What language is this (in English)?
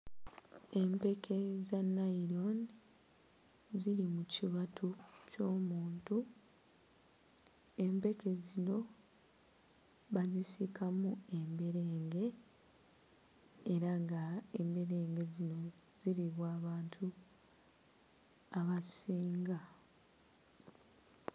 Ganda